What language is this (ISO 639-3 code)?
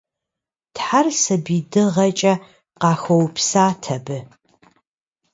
kbd